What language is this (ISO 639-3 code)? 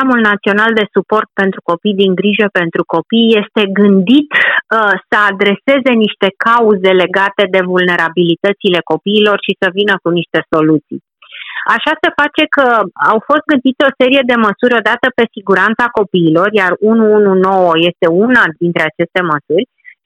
ron